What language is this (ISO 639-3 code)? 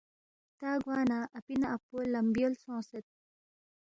bft